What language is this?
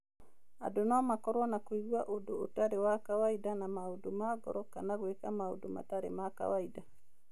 Kikuyu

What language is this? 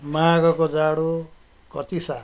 Nepali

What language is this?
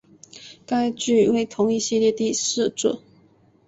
Chinese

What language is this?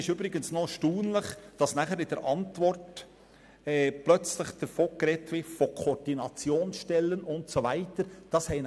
Swiss German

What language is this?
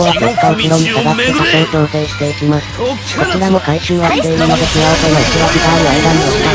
Japanese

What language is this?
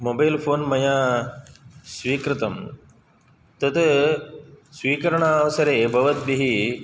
Sanskrit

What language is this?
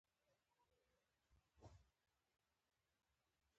Pashto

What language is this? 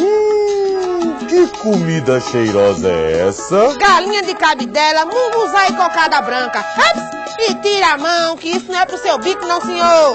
Portuguese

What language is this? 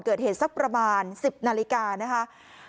Thai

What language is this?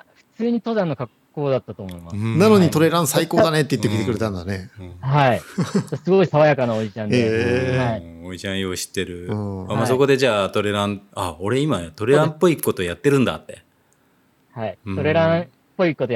Japanese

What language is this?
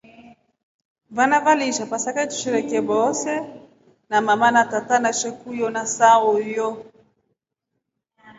Rombo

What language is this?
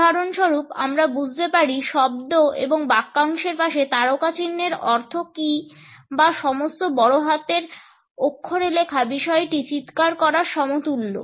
Bangla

